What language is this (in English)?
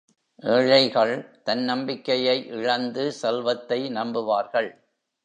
Tamil